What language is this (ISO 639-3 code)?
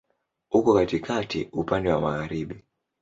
swa